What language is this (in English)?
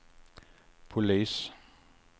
Swedish